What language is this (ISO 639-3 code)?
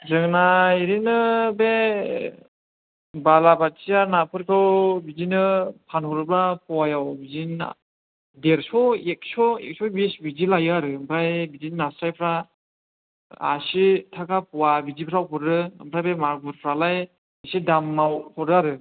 brx